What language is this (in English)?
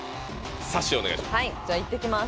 Japanese